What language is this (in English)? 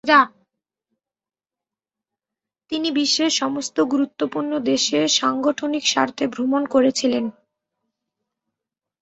Bangla